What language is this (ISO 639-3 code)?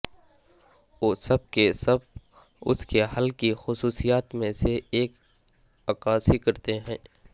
urd